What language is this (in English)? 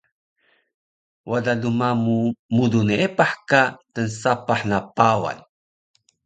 Taroko